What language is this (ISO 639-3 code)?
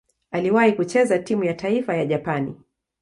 swa